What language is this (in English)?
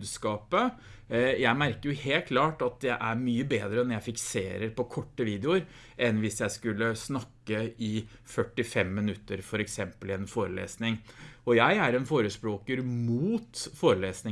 Norwegian